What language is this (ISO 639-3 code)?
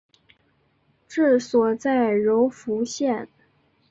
zho